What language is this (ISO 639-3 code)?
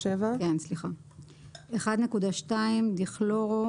heb